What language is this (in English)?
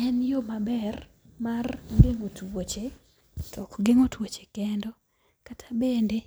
Luo (Kenya and Tanzania)